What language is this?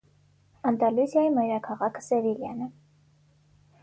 Armenian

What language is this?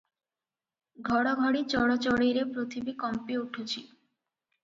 Odia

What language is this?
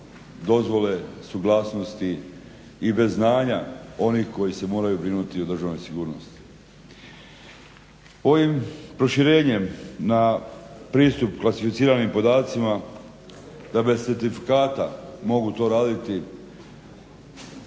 Croatian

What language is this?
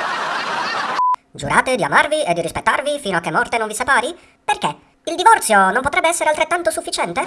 Italian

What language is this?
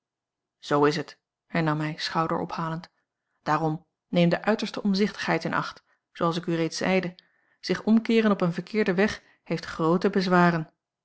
Dutch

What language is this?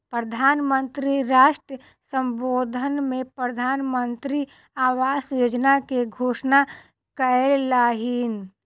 Maithili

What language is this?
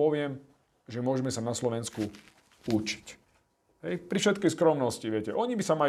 Slovak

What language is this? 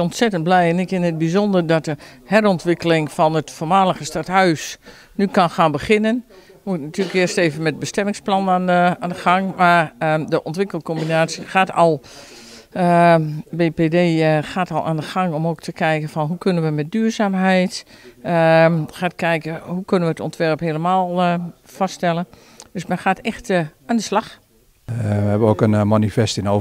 Dutch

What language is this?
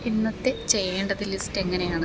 Malayalam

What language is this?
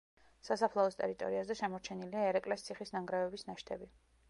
Georgian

